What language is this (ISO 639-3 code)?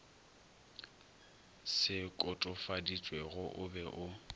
nso